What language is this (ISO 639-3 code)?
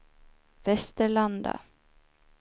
swe